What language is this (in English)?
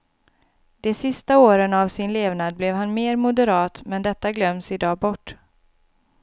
Swedish